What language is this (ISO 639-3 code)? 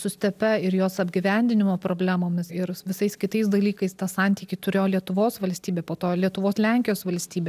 lit